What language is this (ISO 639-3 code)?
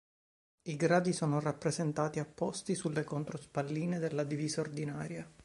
ita